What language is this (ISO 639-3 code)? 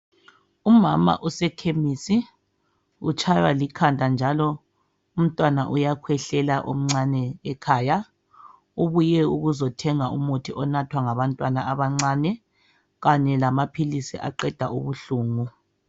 nde